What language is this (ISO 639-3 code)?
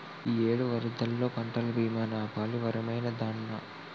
tel